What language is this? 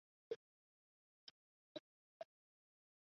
Chinese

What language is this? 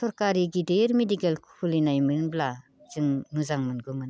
Bodo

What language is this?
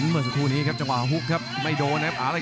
Thai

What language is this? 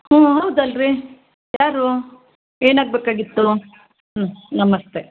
Kannada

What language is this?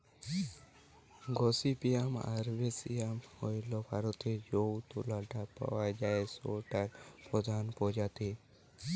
Bangla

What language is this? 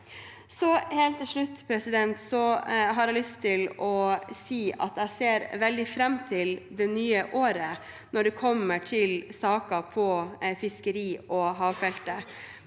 Norwegian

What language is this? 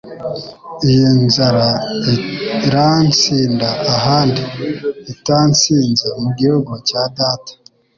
Kinyarwanda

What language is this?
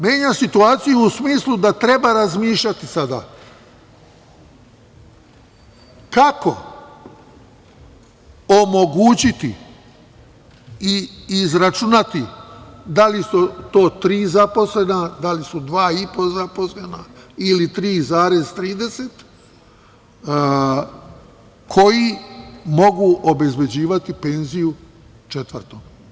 Serbian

